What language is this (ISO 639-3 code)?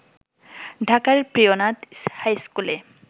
ben